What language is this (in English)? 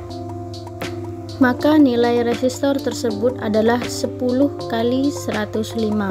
Indonesian